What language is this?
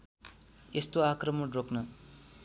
Nepali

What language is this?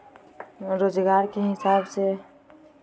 Magahi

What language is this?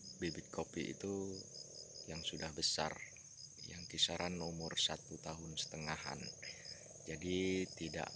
Indonesian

